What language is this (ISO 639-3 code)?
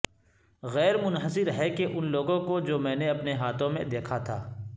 urd